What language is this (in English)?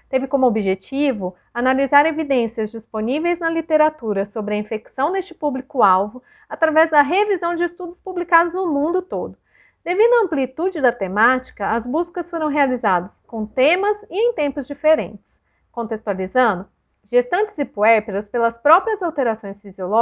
Portuguese